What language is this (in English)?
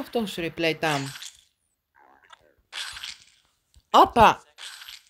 Greek